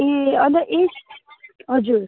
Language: Nepali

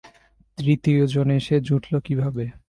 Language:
Bangla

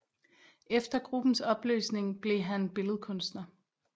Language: Danish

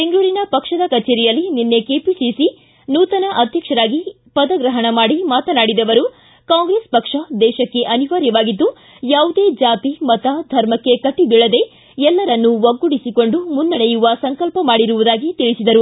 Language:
Kannada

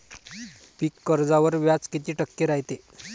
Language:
Marathi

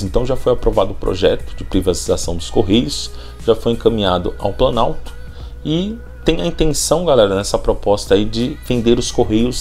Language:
Portuguese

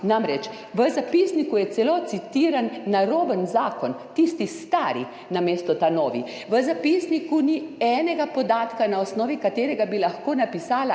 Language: Slovenian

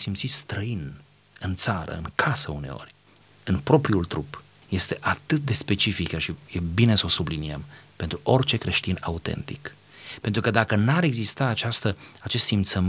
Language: Romanian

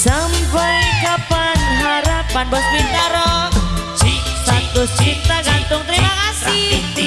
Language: Indonesian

